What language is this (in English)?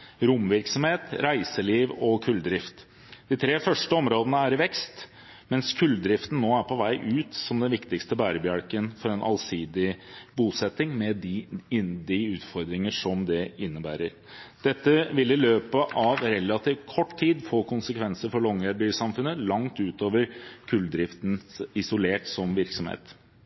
Norwegian Bokmål